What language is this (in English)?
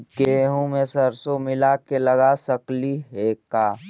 Magahi